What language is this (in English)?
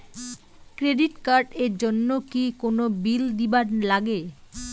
Bangla